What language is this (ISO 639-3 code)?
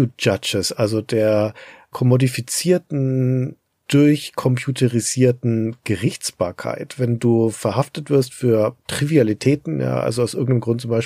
deu